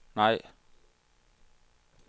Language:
Danish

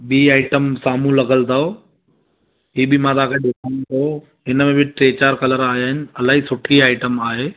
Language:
Sindhi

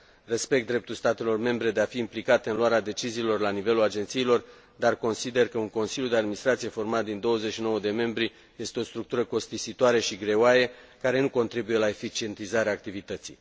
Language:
Romanian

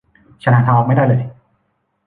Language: Thai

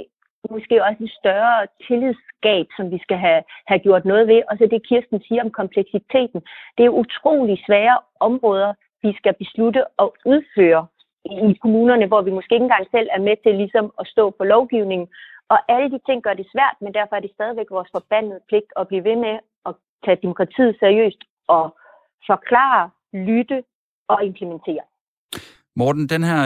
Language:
Danish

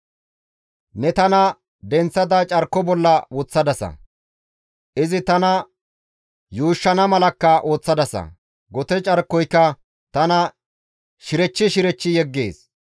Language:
Gamo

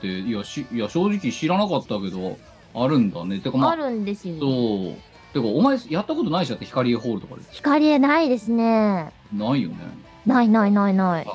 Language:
Japanese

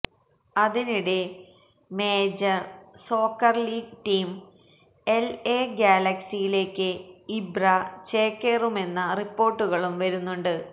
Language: Malayalam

